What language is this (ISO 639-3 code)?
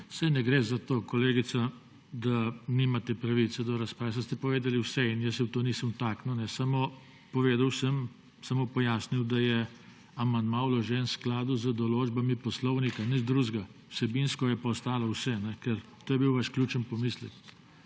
slv